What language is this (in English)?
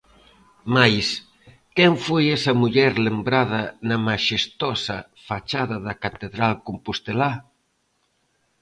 Galician